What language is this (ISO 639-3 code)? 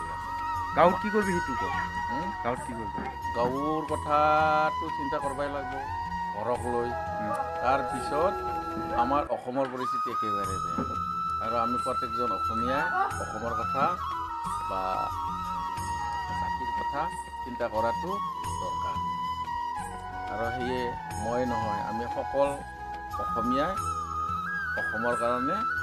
spa